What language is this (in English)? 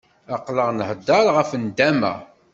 Kabyle